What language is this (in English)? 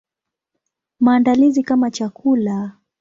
Swahili